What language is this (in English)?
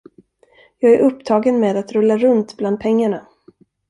Swedish